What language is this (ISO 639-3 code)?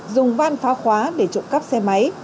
vie